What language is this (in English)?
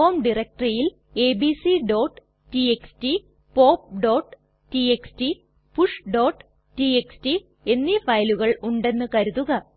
Malayalam